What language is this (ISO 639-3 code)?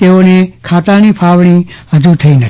guj